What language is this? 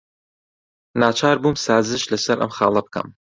Central Kurdish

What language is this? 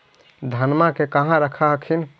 Magahi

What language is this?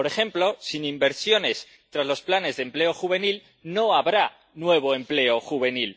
Spanish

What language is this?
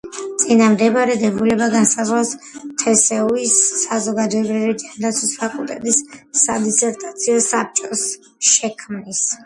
Georgian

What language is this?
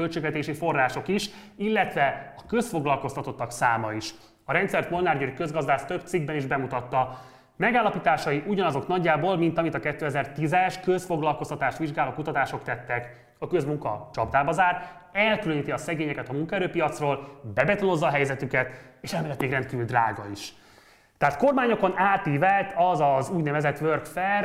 Hungarian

